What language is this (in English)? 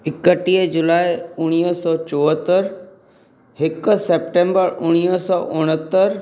Sindhi